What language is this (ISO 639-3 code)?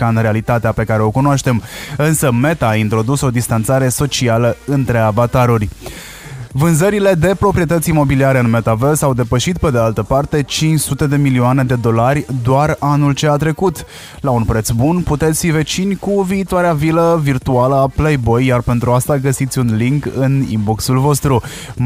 ron